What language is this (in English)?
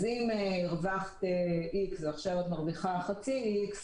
Hebrew